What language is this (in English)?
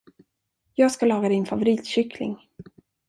Swedish